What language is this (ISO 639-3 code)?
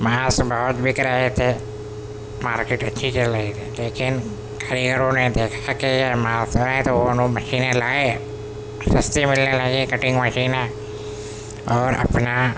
urd